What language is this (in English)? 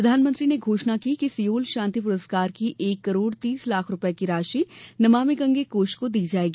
Hindi